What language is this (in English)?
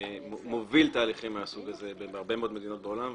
Hebrew